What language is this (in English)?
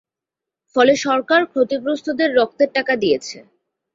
Bangla